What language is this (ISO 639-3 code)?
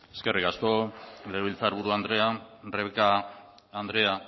eus